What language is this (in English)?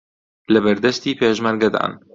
Central Kurdish